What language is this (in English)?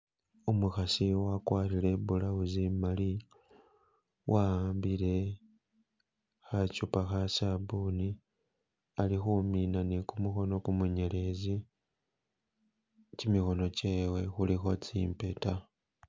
Masaaba